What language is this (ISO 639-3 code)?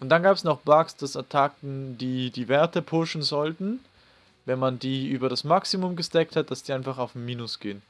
deu